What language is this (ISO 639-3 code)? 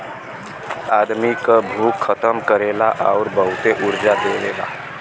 bho